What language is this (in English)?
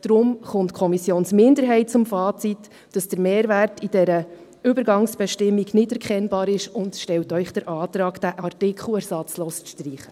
Swiss German